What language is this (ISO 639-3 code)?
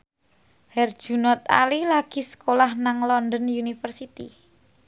jav